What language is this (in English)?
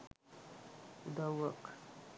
Sinhala